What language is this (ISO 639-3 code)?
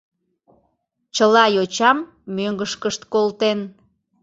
chm